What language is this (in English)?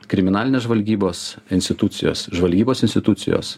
Lithuanian